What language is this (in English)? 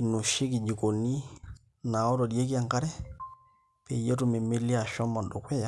Masai